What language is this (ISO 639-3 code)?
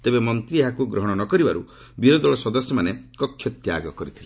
ori